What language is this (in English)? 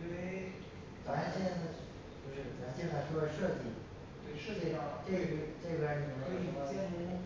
Chinese